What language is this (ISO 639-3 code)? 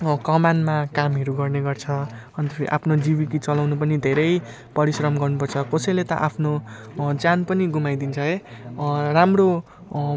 nep